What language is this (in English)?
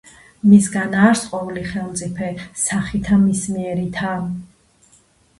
Georgian